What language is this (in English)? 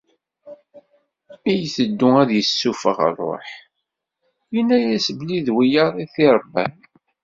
Kabyle